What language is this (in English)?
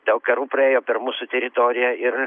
Lithuanian